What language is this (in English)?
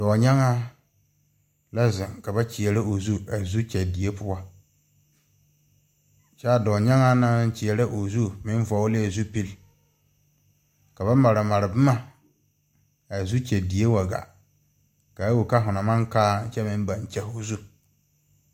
Southern Dagaare